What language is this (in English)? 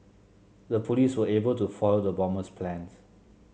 English